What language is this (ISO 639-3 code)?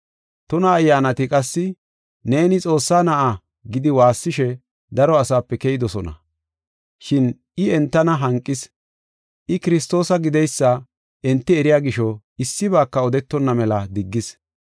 gof